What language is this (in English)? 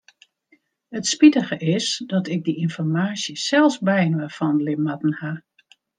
Western Frisian